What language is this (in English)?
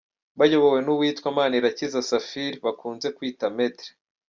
Kinyarwanda